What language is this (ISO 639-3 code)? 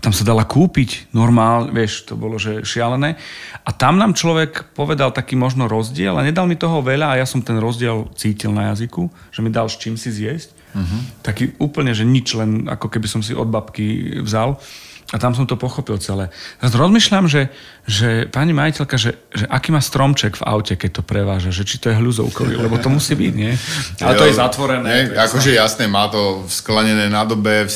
slk